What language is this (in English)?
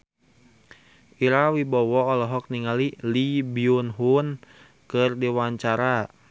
Sundanese